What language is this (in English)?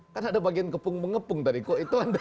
Indonesian